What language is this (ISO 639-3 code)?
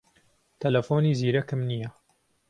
ckb